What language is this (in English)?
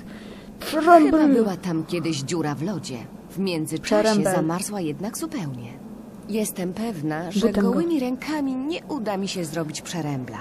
Polish